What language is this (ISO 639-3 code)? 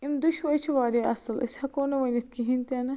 kas